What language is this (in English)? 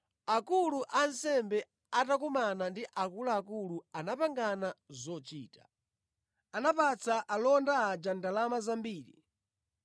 Nyanja